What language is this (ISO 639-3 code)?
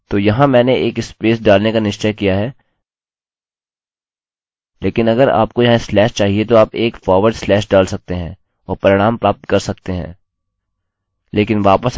hin